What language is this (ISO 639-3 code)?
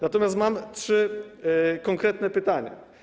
pol